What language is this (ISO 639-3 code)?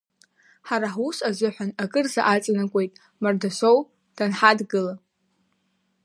abk